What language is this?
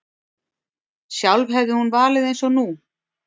Icelandic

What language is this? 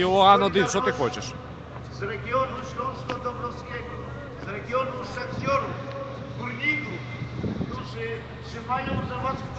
Ukrainian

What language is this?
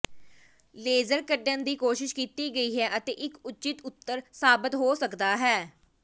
Punjabi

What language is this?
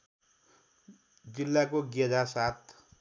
Nepali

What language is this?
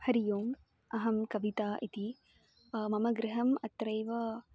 Sanskrit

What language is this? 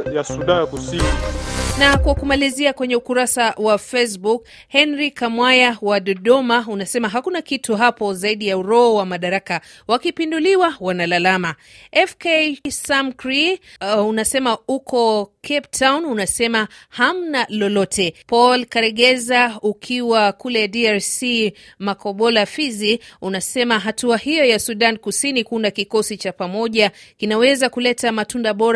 Swahili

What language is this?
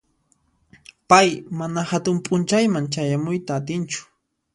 Puno Quechua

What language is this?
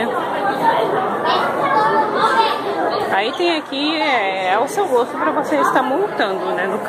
Portuguese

